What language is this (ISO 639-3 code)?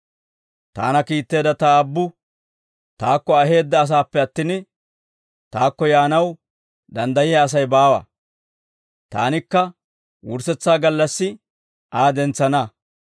dwr